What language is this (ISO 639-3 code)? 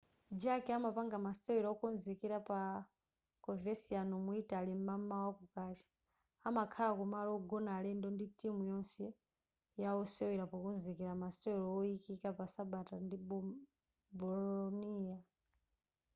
nya